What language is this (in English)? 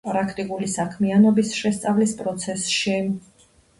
Georgian